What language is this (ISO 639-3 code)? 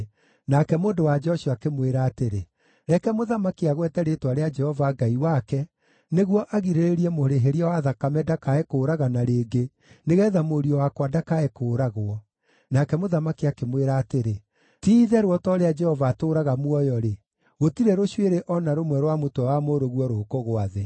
kik